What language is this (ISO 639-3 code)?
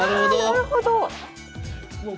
jpn